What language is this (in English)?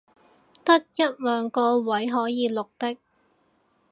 Cantonese